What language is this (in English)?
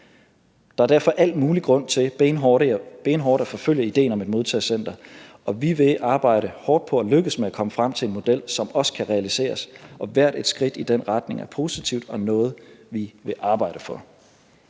Danish